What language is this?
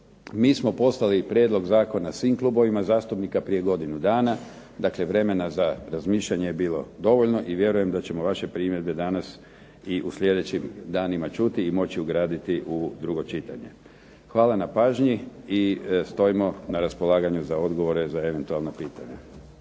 Croatian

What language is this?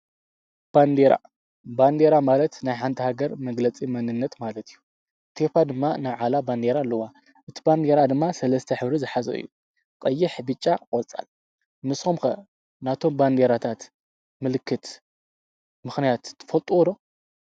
Tigrinya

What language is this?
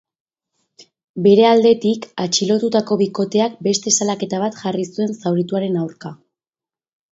Basque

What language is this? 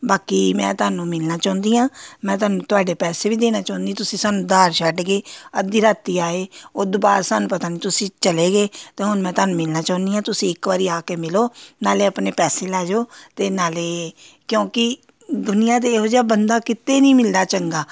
Punjabi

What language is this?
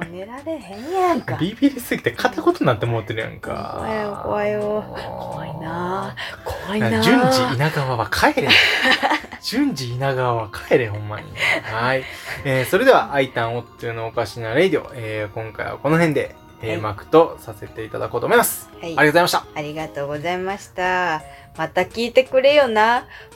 Japanese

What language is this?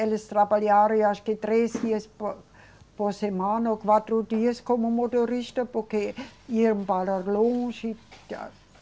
Portuguese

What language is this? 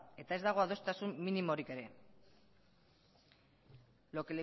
Basque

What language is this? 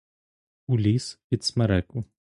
Ukrainian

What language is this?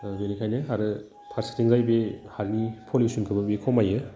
Bodo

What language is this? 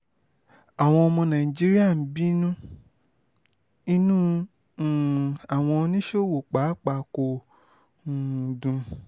Yoruba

